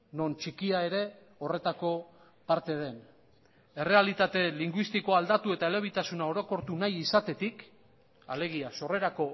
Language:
Basque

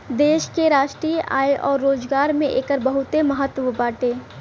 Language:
Bhojpuri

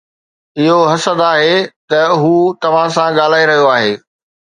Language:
Sindhi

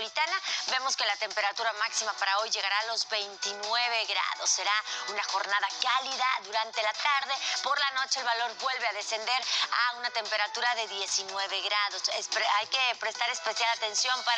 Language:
Spanish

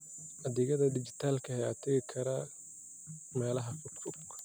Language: Somali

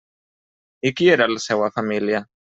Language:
Catalan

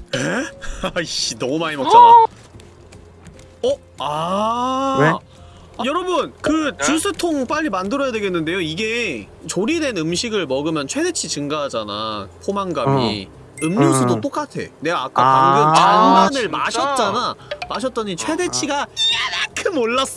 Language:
Korean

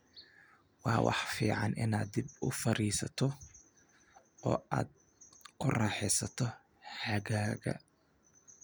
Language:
Somali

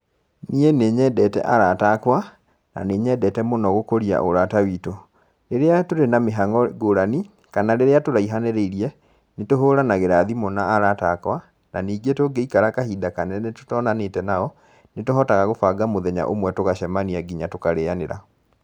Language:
Kikuyu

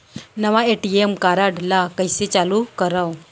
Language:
Chhattisgarhi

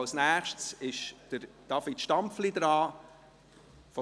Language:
Swiss German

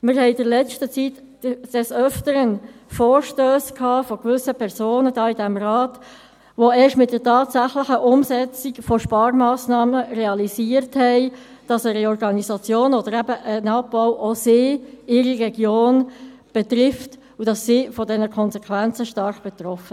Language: Swiss German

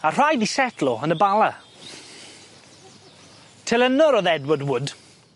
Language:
Welsh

